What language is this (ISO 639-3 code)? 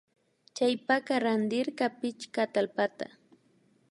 qvi